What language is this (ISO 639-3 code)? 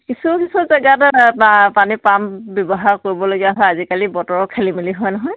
asm